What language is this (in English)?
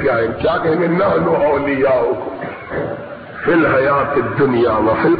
Urdu